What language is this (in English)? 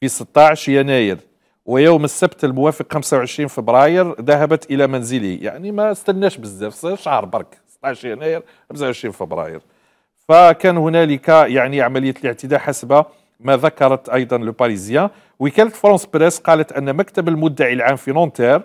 Arabic